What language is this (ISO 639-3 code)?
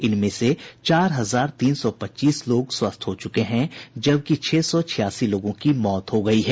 hin